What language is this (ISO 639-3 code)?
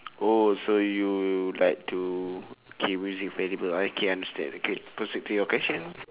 eng